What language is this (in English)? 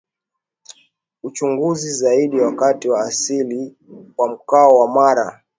Swahili